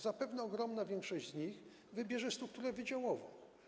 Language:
Polish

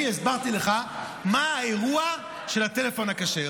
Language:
Hebrew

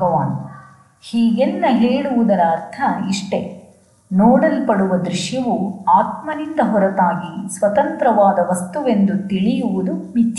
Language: Kannada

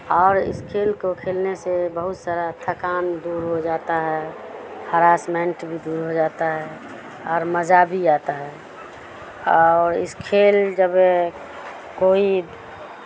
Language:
Urdu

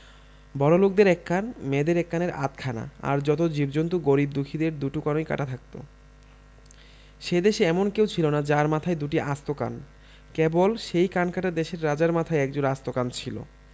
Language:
Bangla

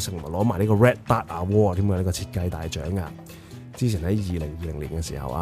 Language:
Chinese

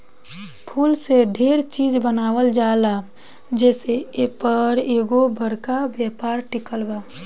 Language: Bhojpuri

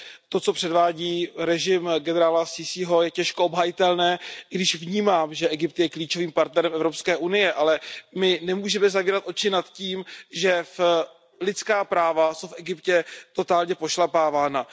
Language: Czech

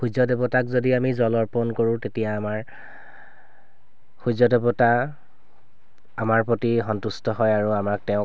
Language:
Assamese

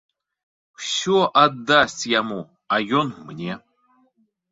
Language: Belarusian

